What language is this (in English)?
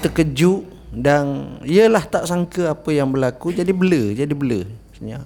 Malay